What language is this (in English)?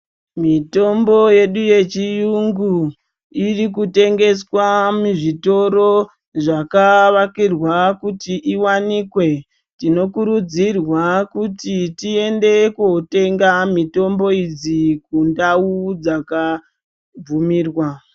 Ndau